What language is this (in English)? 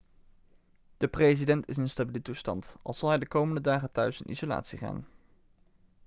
Dutch